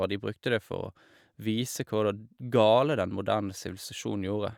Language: Norwegian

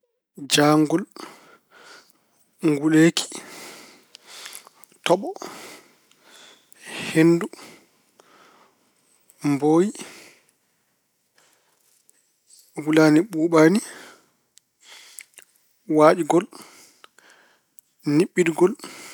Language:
Fula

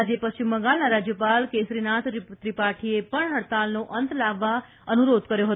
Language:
Gujarati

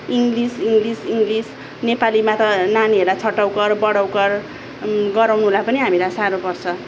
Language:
Nepali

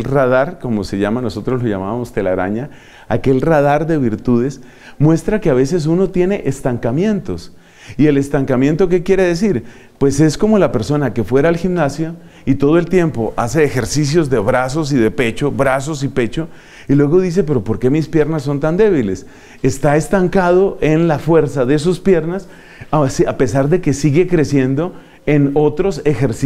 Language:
Spanish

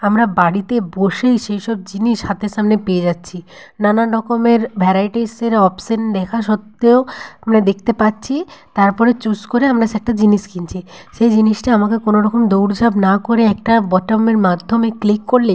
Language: Bangla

